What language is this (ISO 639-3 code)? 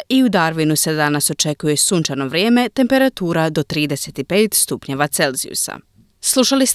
hrv